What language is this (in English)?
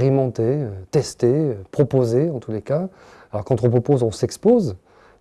French